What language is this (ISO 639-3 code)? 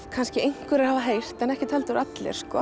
isl